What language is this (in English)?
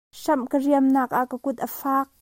Hakha Chin